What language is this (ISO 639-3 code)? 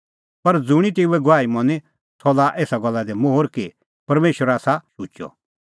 kfx